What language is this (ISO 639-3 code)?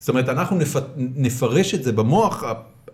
heb